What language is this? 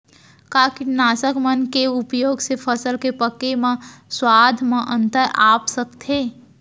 Chhattisgarhi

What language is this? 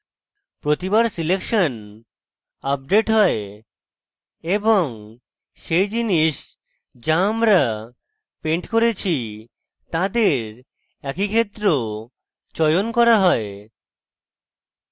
Bangla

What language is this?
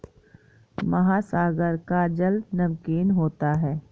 Hindi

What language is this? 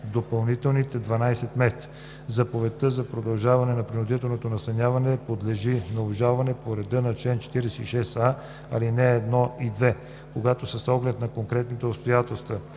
Bulgarian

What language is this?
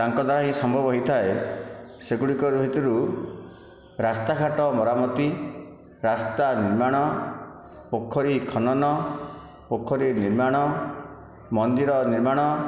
Odia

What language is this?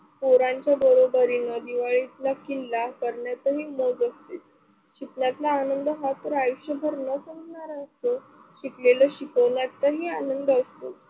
Marathi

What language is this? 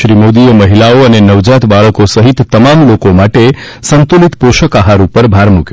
Gujarati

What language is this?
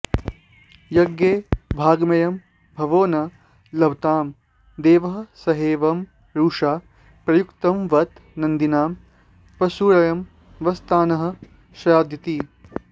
Sanskrit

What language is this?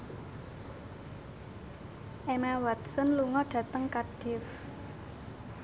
Javanese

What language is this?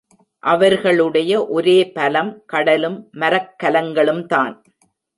Tamil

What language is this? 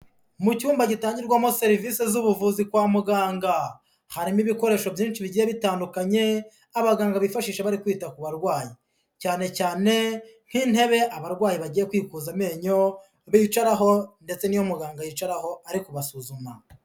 Kinyarwanda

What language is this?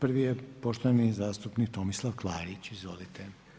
Croatian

